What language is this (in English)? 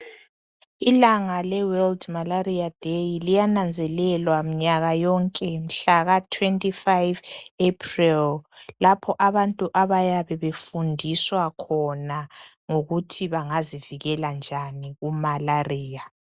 North Ndebele